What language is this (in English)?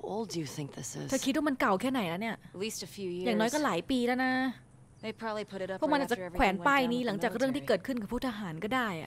Thai